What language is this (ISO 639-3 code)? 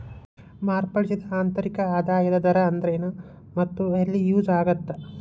kan